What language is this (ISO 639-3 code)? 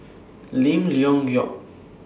eng